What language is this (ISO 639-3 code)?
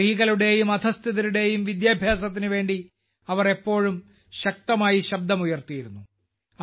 mal